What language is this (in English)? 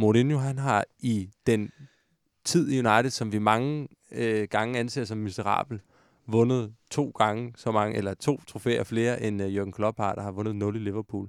Danish